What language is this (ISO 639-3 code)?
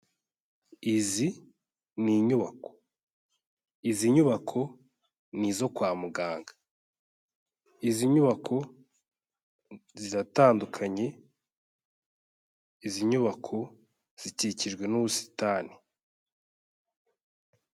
kin